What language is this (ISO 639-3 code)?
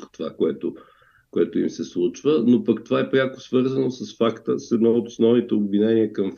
bul